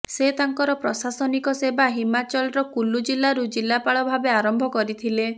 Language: Odia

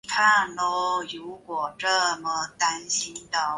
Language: Chinese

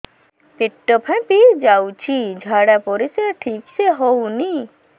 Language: Odia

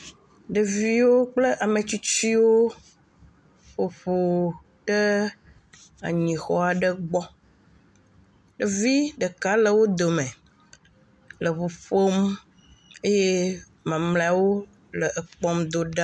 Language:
Ewe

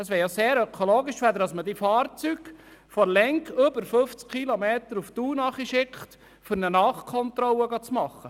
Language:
Swiss German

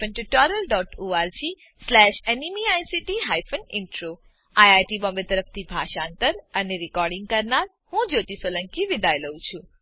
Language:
Gujarati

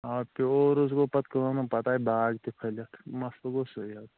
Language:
Kashmiri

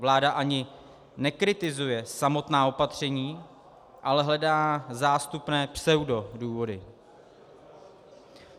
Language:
Czech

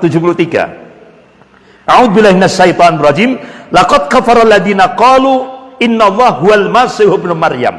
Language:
Indonesian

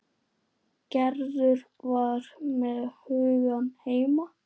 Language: Icelandic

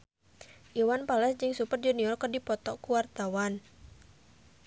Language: Sundanese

